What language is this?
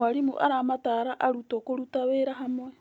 Kikuyu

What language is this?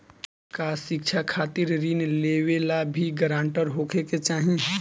Bhojpuri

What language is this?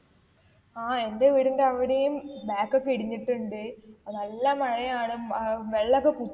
Malayalam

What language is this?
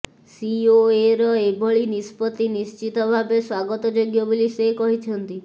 Odia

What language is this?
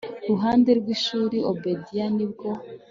Kinyarwanda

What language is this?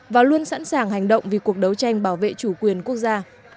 Vietnamese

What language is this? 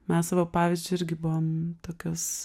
Lithuanian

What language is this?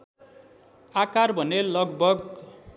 Nepali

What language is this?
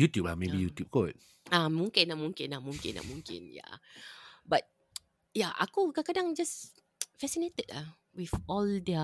Malay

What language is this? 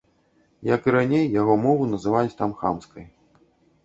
Belarusian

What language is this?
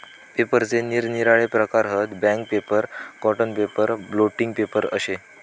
Marathi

